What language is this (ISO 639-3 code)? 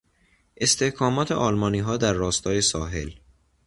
fas